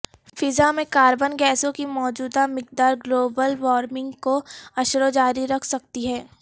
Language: Urdu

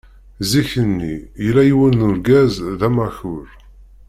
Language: Kabyle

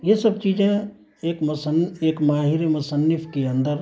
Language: Urdu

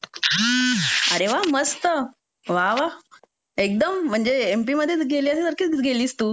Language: Marathi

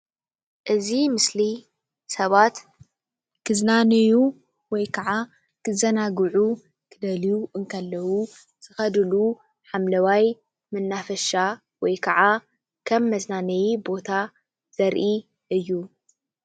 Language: Tigrinya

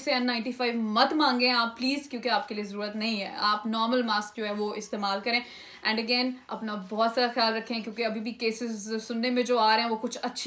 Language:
Urdu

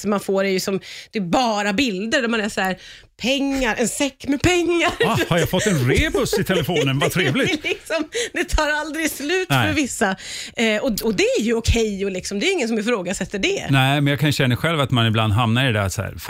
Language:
Swedish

